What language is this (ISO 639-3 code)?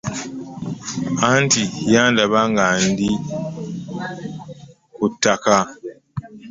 lug